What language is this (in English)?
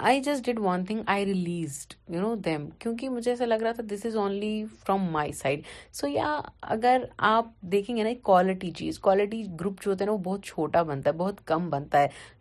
Urdu